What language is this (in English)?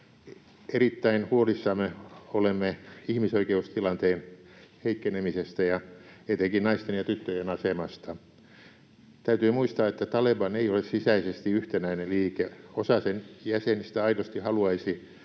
Finnish